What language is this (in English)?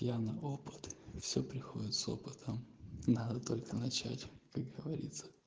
Russian